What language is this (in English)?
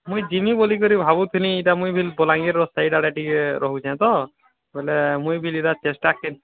Odia